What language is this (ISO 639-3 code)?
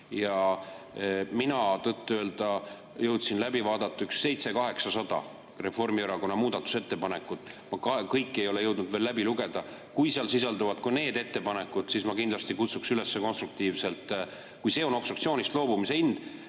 est